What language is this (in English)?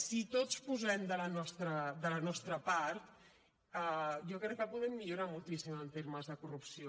Catalan